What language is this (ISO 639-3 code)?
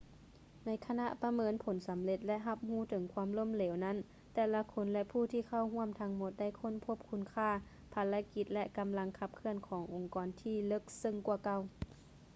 lao